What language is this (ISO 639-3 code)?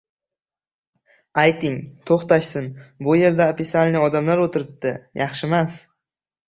uzb